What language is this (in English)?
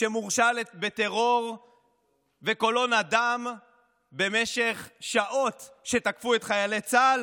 Hebrew